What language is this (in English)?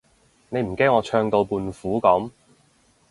Cantonese